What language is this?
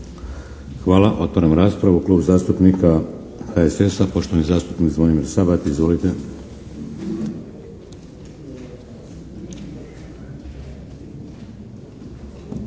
Croatian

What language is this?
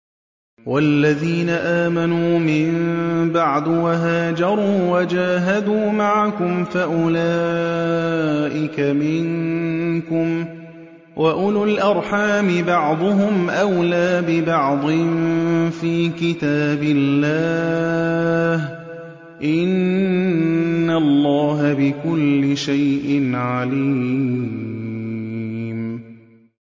Arabic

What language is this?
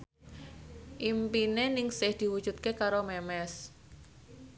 Javanese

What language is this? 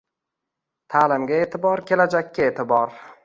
Uzbek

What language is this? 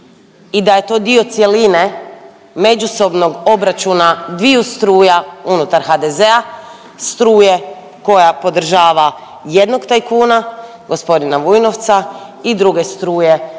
Croatian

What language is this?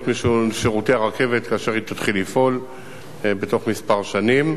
Hebrew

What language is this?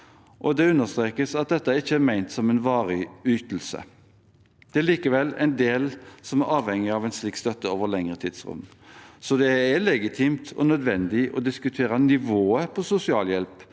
Norwegian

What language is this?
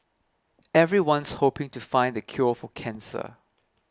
English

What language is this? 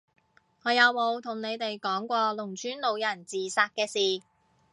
Cantonese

